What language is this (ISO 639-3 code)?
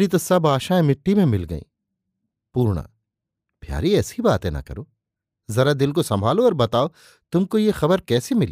hin